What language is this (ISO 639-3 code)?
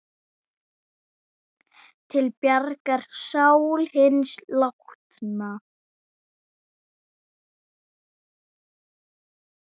isl